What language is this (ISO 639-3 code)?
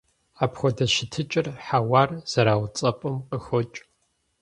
kbd